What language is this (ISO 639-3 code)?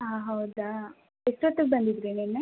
kan